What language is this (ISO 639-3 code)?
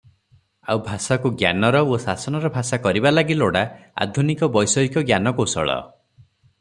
ori